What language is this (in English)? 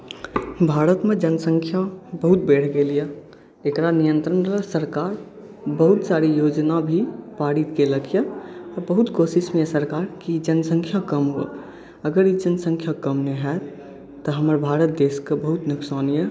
Maithili